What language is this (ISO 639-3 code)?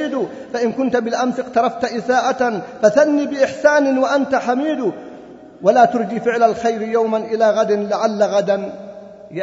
ara